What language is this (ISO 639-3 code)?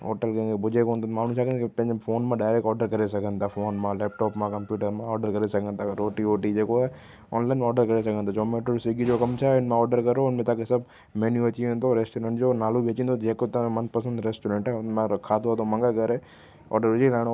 snd